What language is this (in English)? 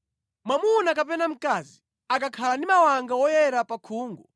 Nyanja